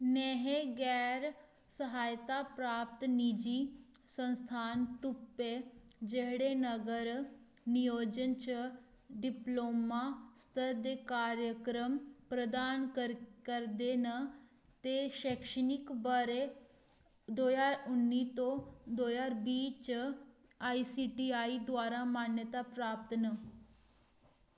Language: Dogri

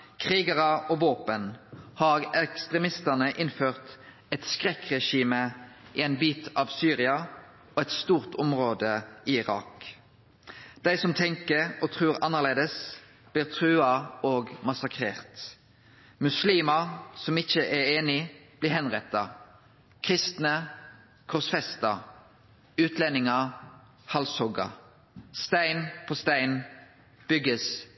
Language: Norwegian Nynorsk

